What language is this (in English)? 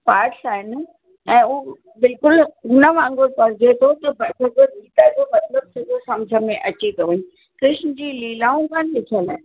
Sindhi